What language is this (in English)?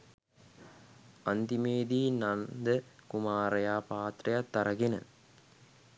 Sinhala